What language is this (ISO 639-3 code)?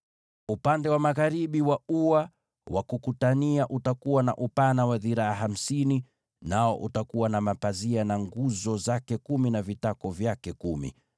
swa